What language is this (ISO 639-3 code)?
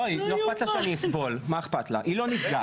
heb